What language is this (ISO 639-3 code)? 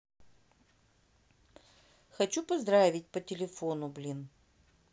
rus